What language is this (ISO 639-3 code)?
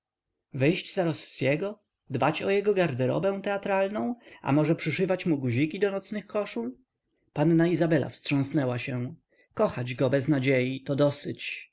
pol